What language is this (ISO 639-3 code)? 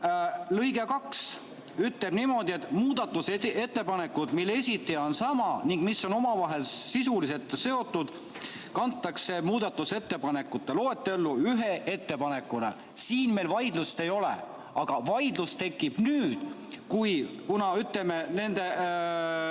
est